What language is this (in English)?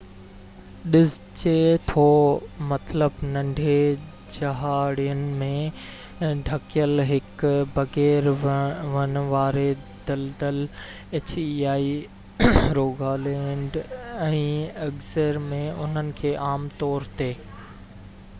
Sindhi